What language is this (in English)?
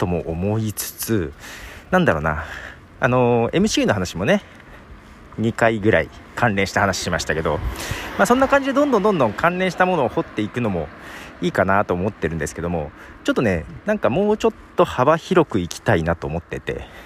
Japanese